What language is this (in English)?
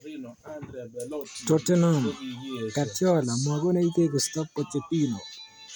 Kalenjin